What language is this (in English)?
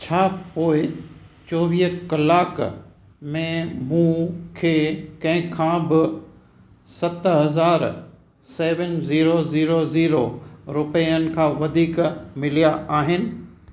Sindhi